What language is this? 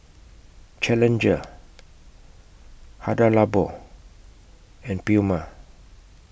English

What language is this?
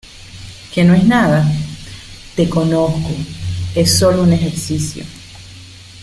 Spanish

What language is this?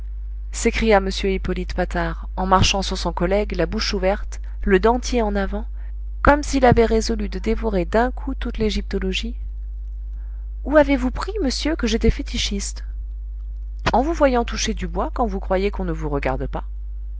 French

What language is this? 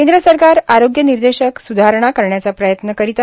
Marathi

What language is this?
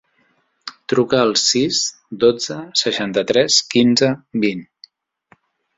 Catalan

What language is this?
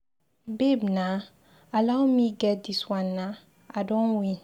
Nigerian Pidgin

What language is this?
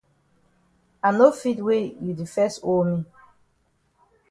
Cameroon Pidgin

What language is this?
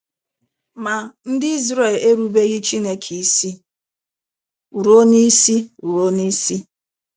Igbo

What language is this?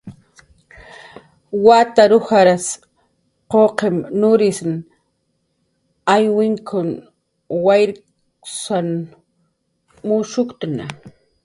Jaqaru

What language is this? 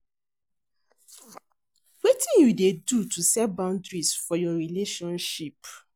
Nigerian Pidgin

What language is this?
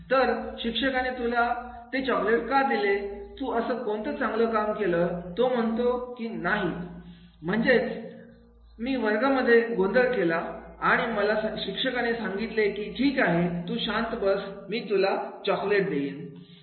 Marathi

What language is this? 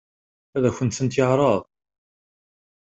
Kabyle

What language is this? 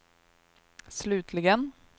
Swedish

